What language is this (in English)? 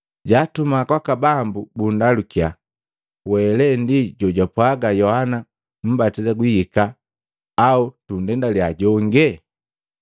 Matengo